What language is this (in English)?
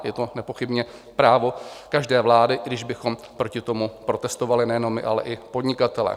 Czech